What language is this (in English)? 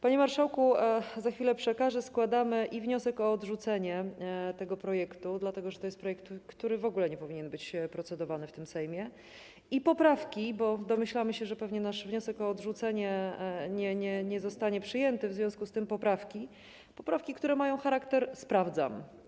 Polish